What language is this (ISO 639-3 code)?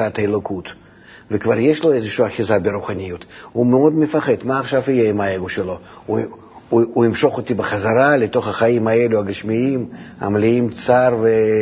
heb